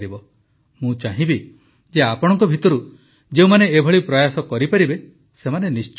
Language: Odia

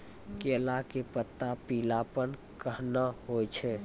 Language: Maithili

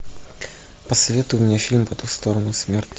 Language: Russian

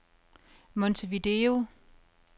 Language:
Danish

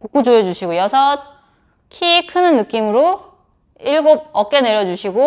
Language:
Korean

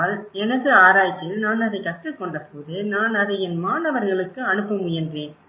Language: Tamil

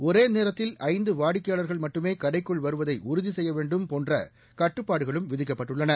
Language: Tamil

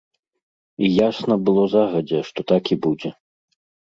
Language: Belarusian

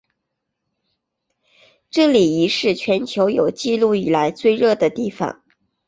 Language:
Chinese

